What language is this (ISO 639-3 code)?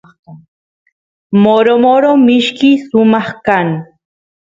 qus